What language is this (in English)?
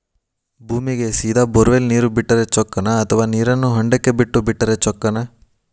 Kannada